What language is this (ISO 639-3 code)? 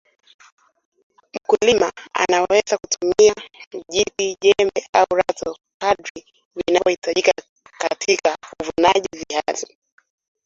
swa